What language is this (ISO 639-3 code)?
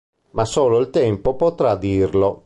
ita